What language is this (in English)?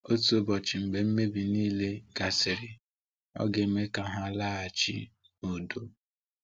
Igbo